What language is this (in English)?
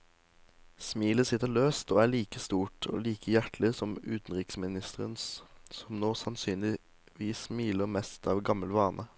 Norwegian